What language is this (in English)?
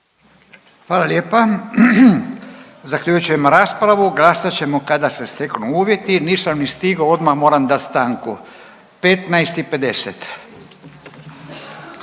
Croatian